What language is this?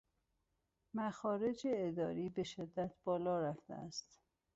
Persian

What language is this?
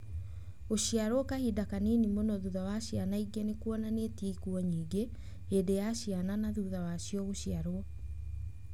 Kikuyu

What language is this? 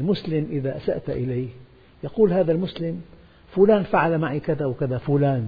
Arabic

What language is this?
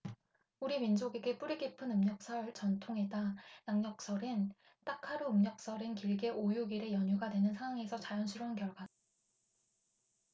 Korean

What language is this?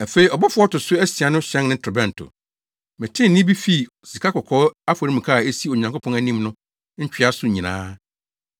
Akan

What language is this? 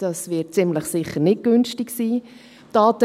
Swiss German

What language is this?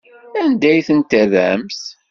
Kabyle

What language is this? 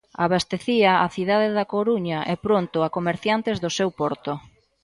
Galician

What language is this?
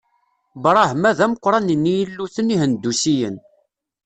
Kabyle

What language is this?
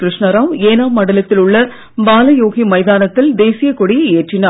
Tamil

